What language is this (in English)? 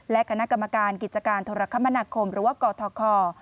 Thai